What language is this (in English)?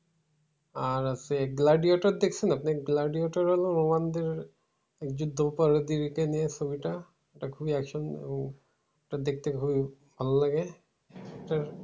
Bangla